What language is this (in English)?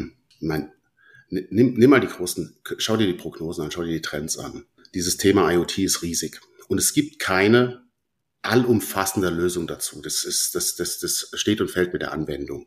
German